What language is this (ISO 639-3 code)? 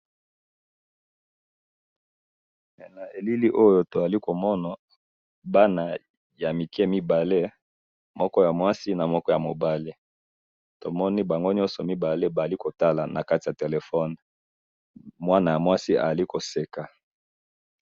lin